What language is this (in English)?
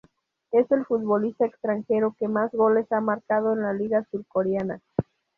Spanish